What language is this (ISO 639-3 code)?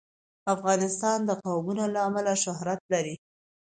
pus